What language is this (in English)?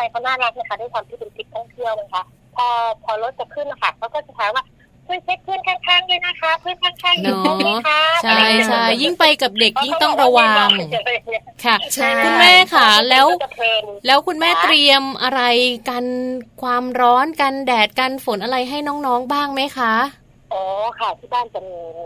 Thai